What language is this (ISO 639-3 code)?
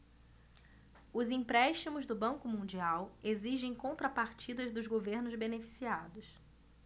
por